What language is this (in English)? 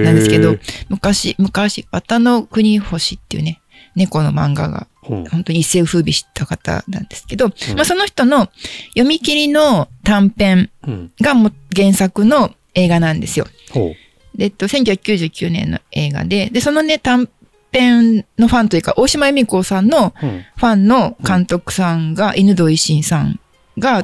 Japanese